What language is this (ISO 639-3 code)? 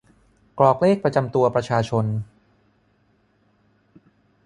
tha